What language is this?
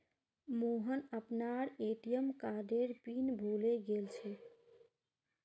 Magahi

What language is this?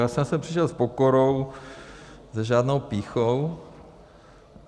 Czech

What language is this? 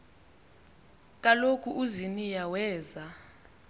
Xhosa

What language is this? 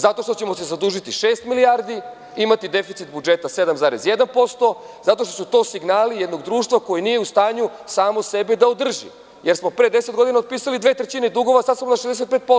Serbian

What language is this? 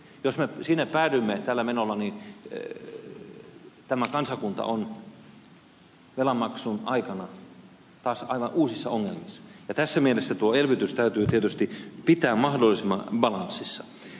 Finnish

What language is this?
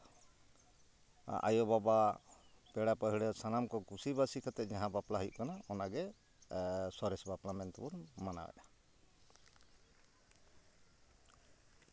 Santali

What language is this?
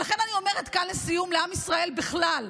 Hebrew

